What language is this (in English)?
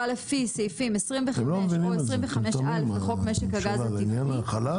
Hebrew